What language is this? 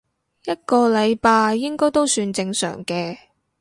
Cantonese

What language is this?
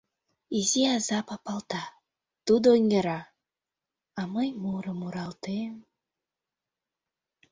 Mari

